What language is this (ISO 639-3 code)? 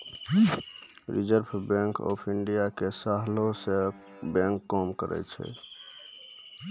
mai